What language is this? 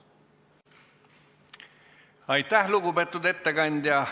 Estonian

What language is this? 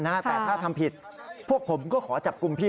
Thai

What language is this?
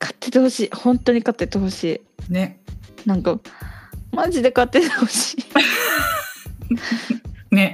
Japanese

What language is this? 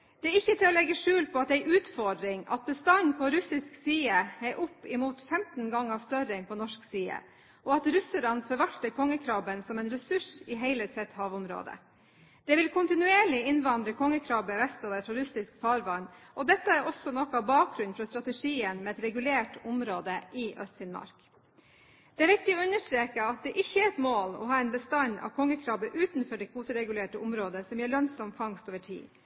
Norwegian Bokmål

